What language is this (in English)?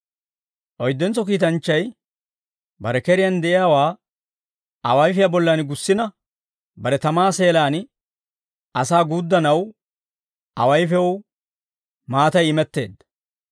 Dawro